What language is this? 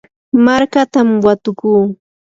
Yanahuanca Pasco Quechua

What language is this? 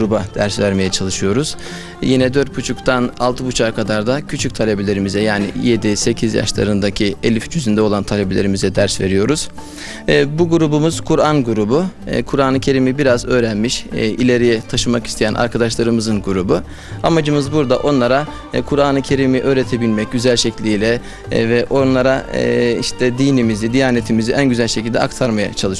Turkish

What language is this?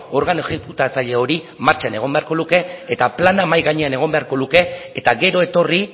Basque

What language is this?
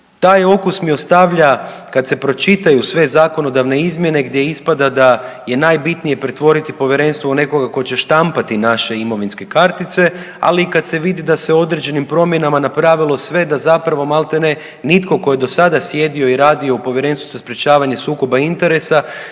Croatian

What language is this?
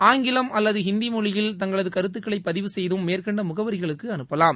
Tamil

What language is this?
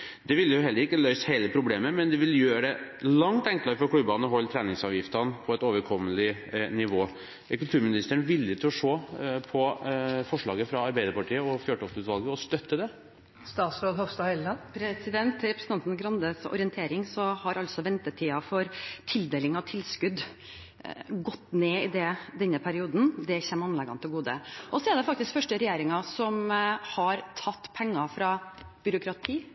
Norwegian Bokmål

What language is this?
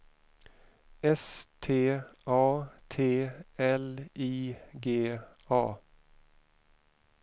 Swedish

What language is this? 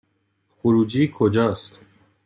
Persian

